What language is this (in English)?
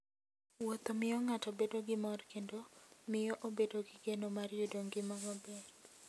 Luo (Kenya and Tanzania)